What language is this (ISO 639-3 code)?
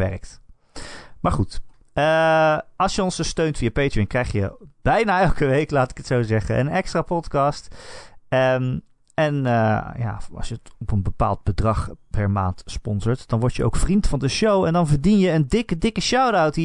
nld